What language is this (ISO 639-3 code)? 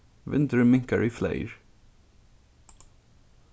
fao